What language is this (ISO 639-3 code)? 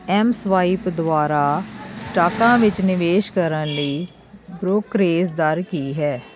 pan